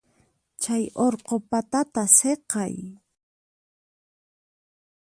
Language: Puno Quechua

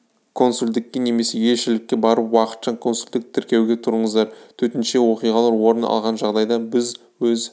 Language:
Kazakh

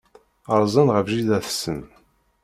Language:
Kabyle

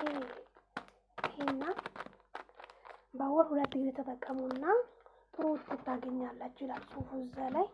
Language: Amharic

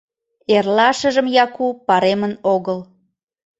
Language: Mari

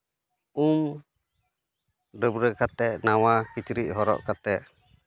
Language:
Santali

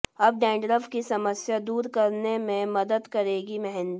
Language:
Hindi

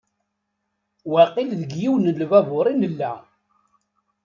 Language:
Kabyle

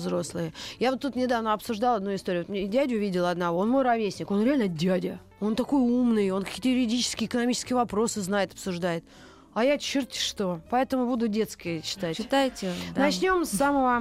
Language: Russian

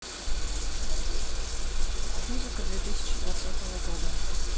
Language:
Russian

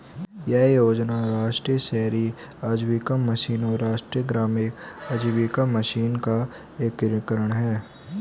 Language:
Hindi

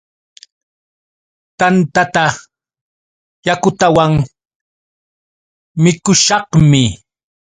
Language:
Yauyos Quechua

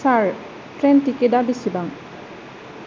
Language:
Bodo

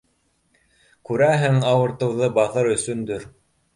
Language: Bashkir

